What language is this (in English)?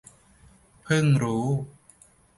Thai